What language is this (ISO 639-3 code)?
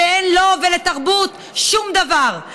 heb